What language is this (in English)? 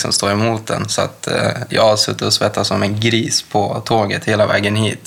Swedish